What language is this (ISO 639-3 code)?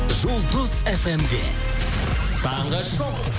kaz